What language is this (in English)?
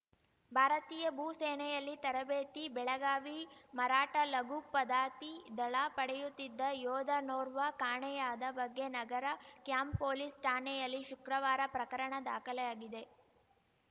Kannada